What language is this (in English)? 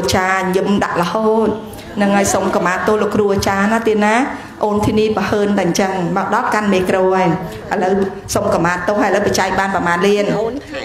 Vietnamese